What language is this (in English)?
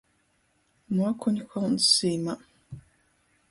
Latgalian